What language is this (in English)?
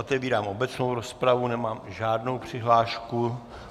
Czech